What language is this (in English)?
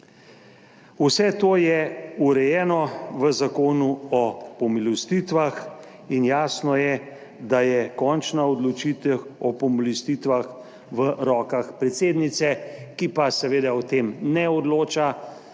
Slovenian